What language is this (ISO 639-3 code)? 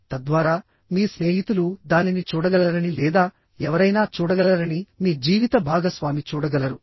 tel